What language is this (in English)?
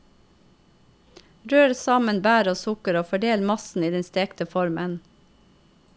Norwegian